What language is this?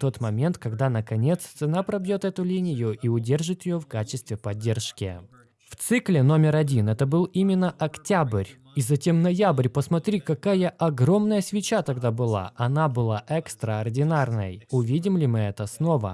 Russian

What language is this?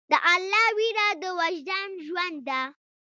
Pashto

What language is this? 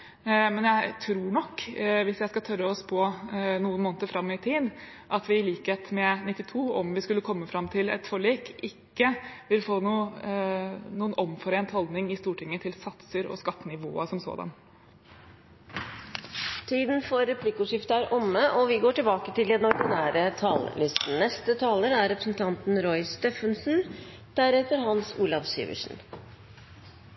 Norwegian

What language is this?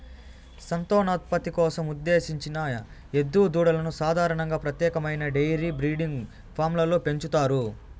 Telugu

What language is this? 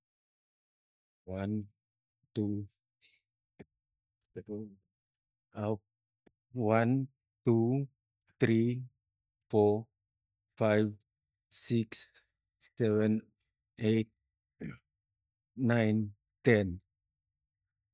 Tigak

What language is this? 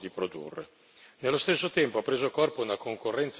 Italian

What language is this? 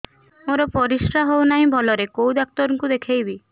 Odia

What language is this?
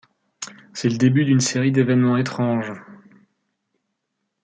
French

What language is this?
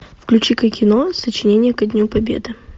Russian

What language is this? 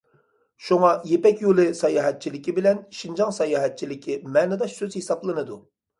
Uyghur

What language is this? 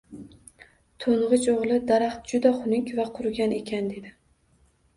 Uzbek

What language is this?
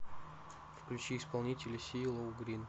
Russian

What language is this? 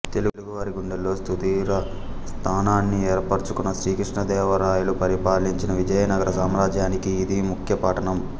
Telugu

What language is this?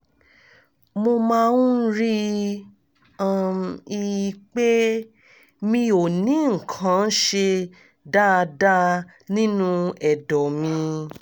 Yoruba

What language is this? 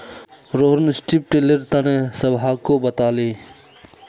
Magahi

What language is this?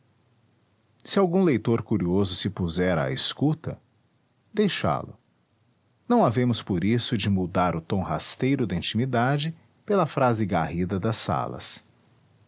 Portuguese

